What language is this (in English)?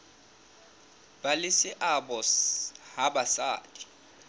Southern Sotho